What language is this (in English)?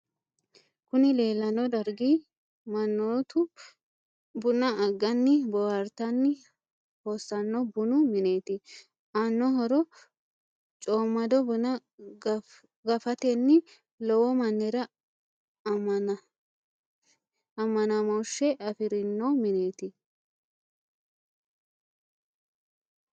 Sidamo